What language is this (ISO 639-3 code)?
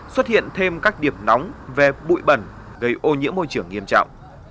vie